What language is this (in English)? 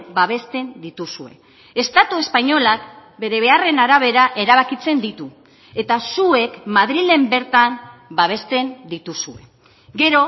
Basque